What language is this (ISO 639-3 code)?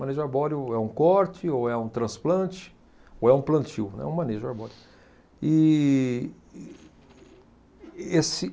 por